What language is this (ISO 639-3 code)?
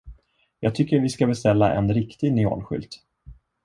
swe